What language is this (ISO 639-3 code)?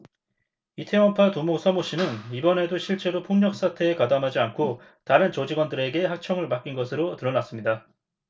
kor